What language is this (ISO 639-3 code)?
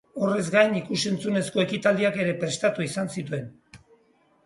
eus